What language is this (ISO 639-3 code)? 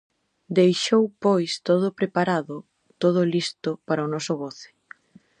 glg